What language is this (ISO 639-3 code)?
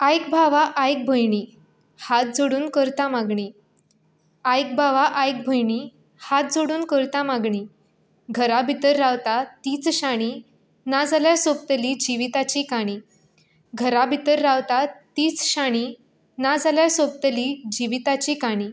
kok